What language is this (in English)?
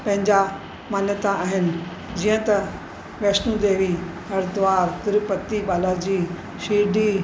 Sindhi